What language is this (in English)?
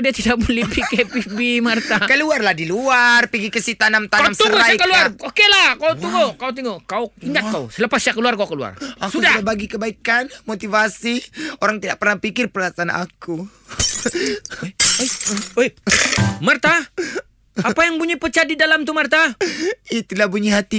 Malay